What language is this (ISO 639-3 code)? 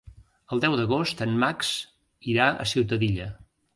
cat